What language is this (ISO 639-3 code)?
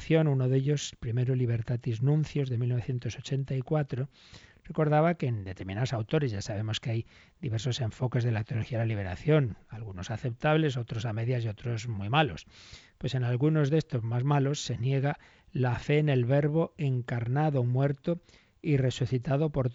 spa